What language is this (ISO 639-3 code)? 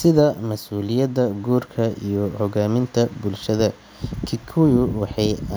som